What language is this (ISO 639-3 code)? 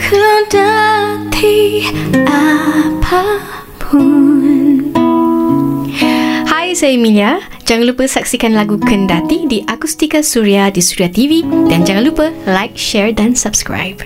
msa